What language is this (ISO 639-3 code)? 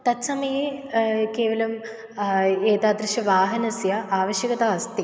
san